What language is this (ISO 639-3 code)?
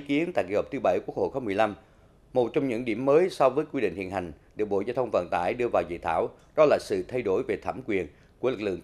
vie